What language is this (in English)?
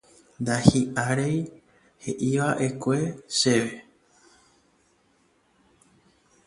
Guarani